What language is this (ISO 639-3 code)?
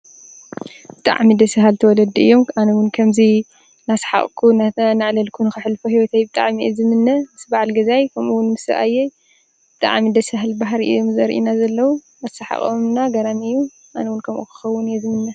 tir